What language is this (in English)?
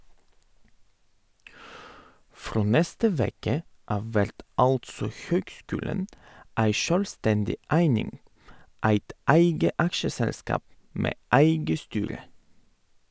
Norwegian